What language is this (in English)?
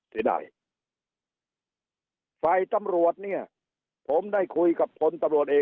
Thai